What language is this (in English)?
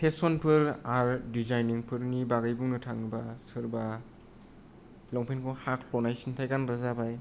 Bodo